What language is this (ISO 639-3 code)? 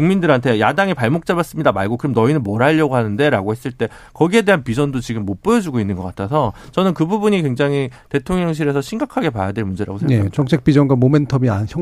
kor